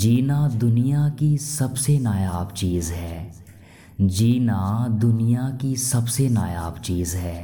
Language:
Hindi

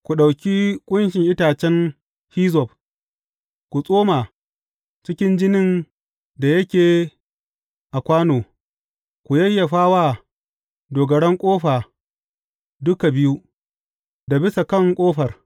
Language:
Hausa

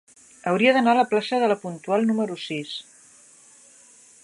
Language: Catalan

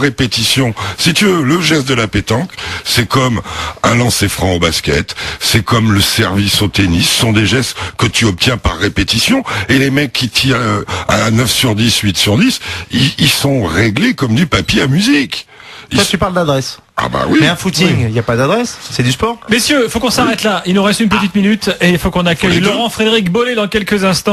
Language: French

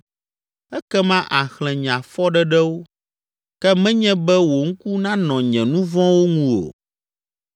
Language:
Ewe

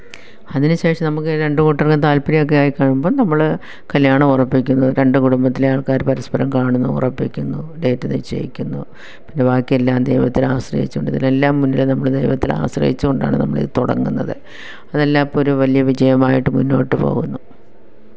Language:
Malayalam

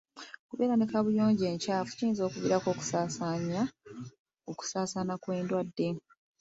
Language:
Ganda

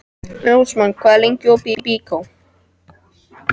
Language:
Icelandic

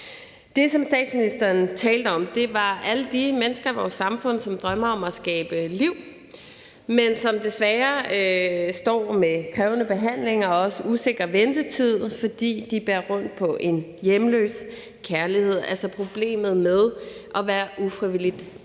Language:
Danish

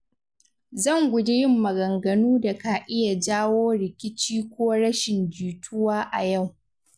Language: Hausa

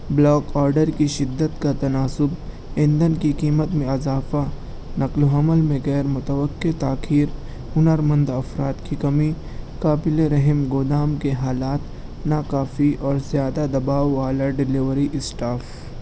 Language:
Urdu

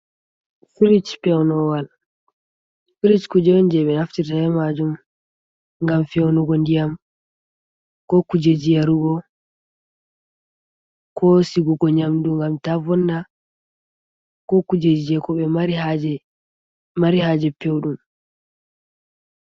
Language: Fula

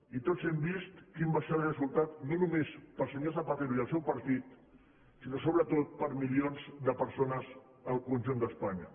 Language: Catalan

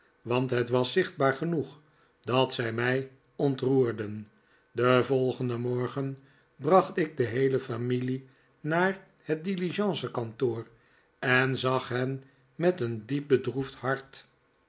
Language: Dutch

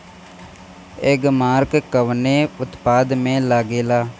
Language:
Bhojpuri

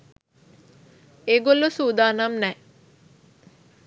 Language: Sinhala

